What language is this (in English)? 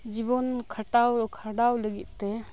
Santali